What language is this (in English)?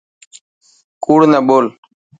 Dhatki